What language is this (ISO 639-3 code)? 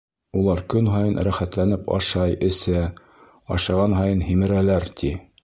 bak